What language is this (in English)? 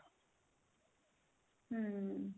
Punjabi